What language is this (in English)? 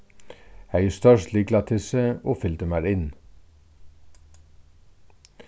Faroese